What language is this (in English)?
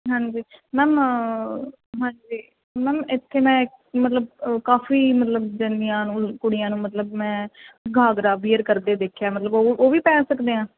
Punjabi